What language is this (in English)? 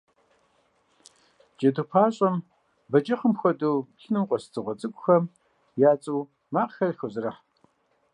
Kabardian